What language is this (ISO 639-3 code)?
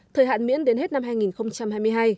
vie